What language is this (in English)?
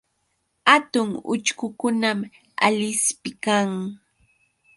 Yauyos Quechua